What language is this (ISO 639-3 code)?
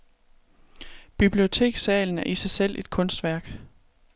dan